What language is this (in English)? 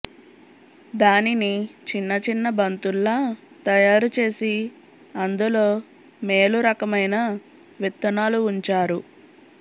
Telugu